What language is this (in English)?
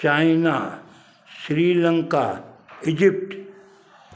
Sindhi